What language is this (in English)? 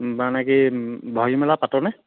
Assamese